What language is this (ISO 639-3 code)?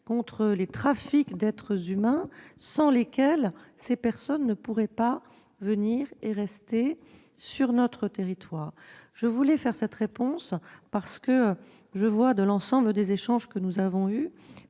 fra